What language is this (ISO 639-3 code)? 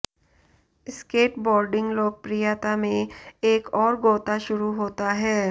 hin